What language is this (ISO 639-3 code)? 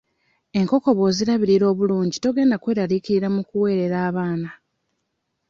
lug